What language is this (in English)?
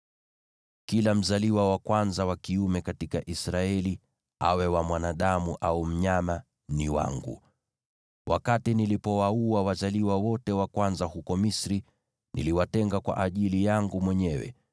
Swahili